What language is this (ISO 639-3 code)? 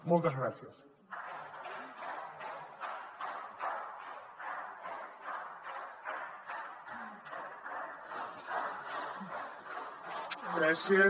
cat